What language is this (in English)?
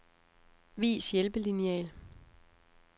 Danish